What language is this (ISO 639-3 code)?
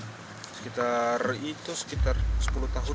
ind